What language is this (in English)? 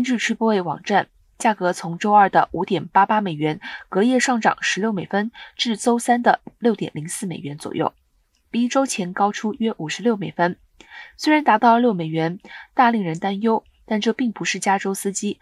Chinese